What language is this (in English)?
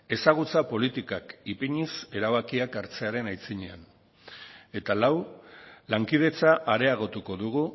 Basque